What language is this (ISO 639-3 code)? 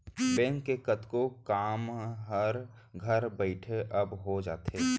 hne